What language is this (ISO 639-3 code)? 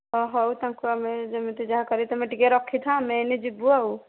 ori